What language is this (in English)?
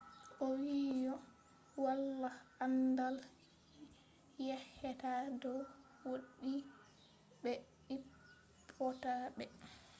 Fula